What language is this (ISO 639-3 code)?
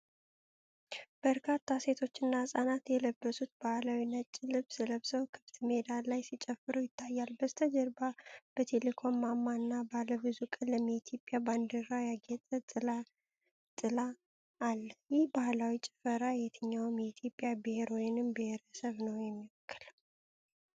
amh